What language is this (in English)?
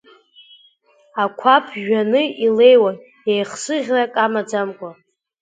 Abkhazian